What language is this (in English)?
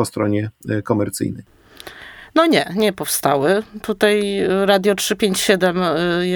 Polish